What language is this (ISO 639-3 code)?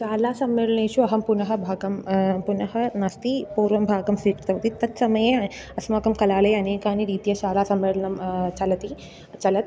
san